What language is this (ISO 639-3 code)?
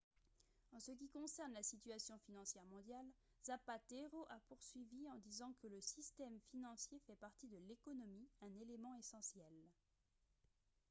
fra